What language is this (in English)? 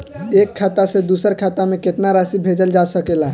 Bhojpuri